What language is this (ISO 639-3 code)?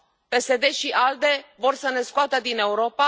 ron